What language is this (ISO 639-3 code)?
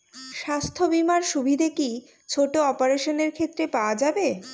ben